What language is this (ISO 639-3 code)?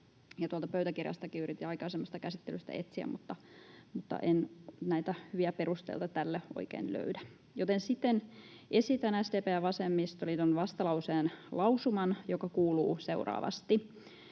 fin